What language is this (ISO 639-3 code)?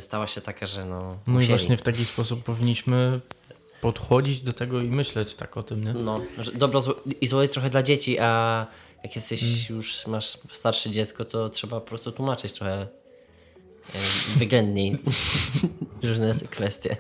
pol